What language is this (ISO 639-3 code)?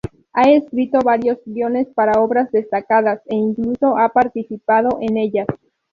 spa